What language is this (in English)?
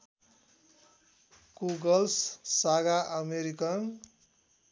Nepali